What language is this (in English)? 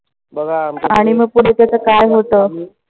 Marathi